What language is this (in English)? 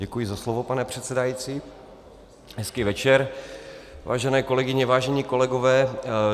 Czech